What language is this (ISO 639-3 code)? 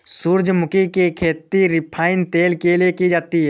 hin